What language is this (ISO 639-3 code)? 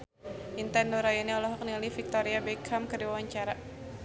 sun